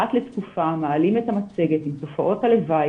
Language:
Hebrew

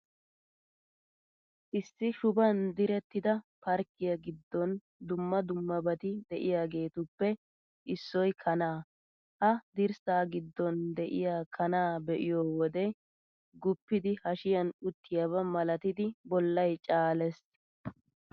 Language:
Wolaytta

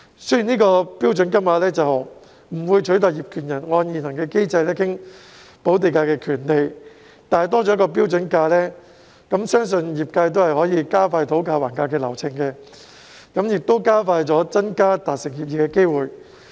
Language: Cantonese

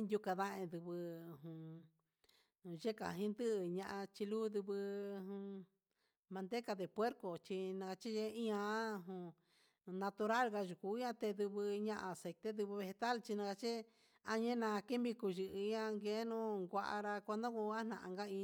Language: Huitepec Mixtec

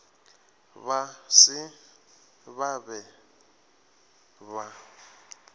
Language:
Northern Sotho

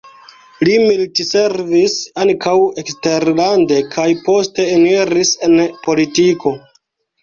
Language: Esperanto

